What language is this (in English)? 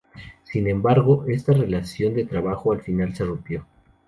Spanish